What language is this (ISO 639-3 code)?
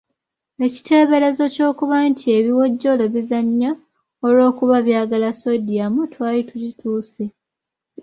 lug